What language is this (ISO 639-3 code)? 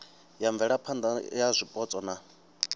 ven